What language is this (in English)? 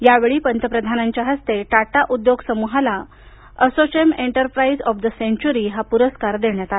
Marathi